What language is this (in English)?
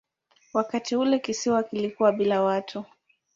Swahili